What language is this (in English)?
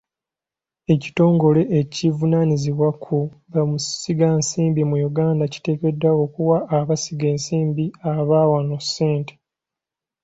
Ganda